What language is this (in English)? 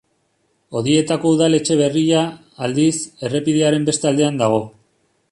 Basque